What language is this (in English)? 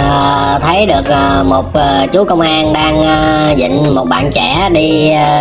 Vietnamese